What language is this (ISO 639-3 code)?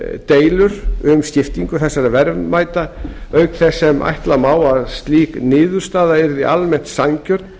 isl